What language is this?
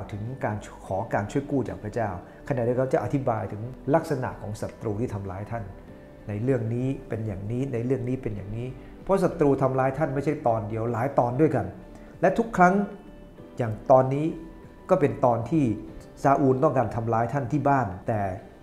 Thai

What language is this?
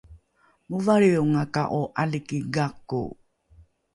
Rukai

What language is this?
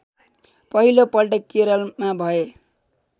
Nepali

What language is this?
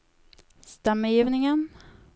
Norwegian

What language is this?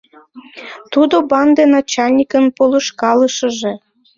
Mari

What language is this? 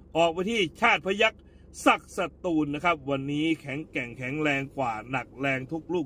Thai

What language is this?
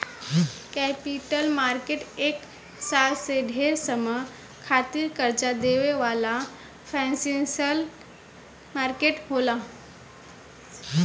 Bhojpuri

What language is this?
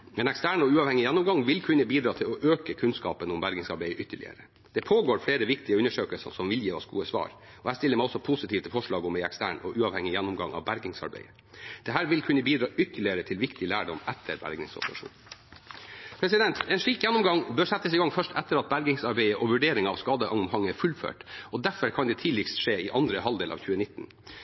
Norwegian Bokmål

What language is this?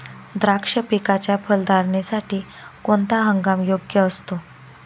Marathi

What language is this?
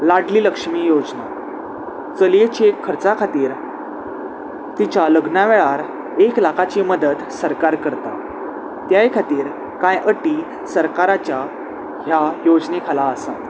Konkani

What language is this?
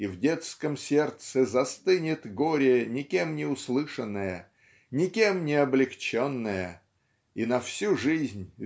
Russian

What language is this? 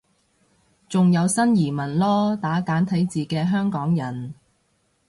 Cantonese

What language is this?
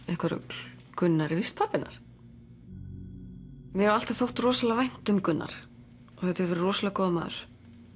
Icelandic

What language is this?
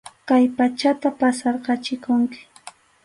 Arequipa-La Unión Quechua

